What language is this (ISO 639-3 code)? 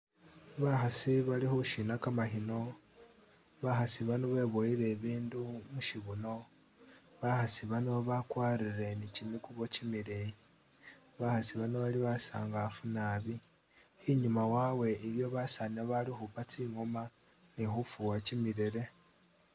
myx